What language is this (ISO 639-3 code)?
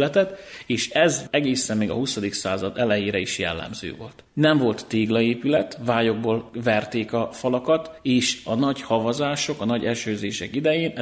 hun